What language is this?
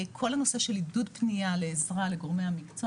Hebrew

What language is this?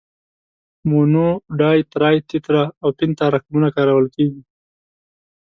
Pashto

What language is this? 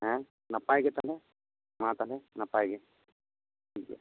Santali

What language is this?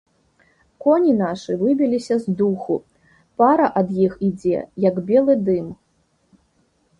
Belarusian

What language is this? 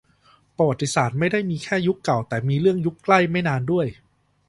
Thai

